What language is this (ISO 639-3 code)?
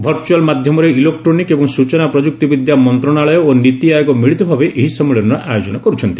ori